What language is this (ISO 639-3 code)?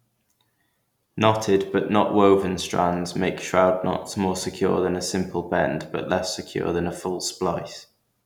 eng